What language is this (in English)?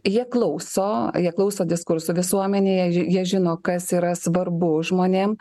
Lithuanian